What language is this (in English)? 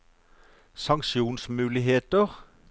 Norwegian